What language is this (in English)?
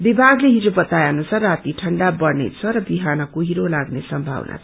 Nepali